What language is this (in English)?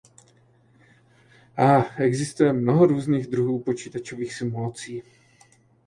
Czech